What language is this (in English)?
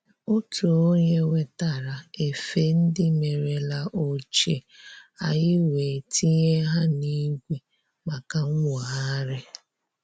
Igbo